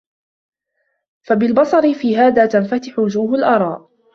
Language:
Arabic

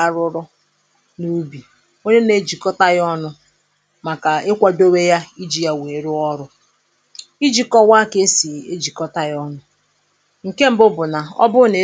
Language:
Igbo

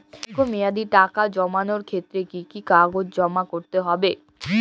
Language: Bangla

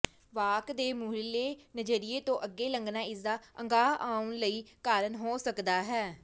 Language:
Punjabi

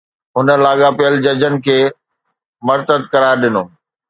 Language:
Sindhi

